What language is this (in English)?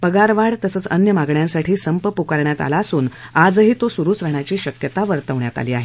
Marathi